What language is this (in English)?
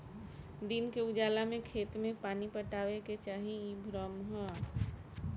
Bhojpuri